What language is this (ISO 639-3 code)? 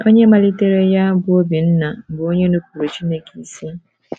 ibo